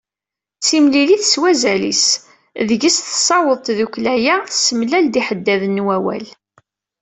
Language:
Kabyle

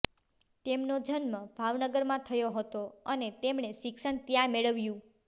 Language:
Gujarati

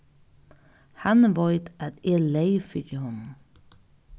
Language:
Faroese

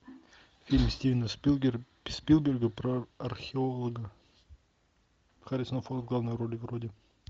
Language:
Russian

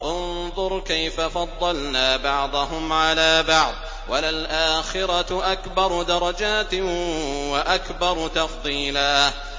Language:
Arabic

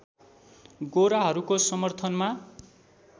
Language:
Nepali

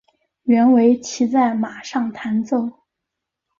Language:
Chinese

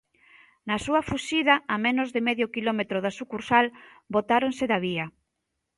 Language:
Galician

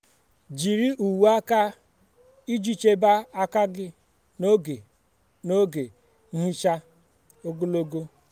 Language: Igbo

